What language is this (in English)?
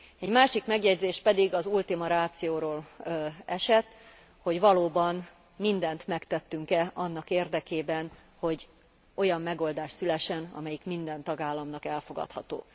Hungarian